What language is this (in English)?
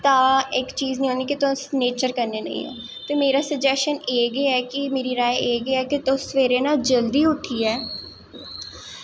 Dogri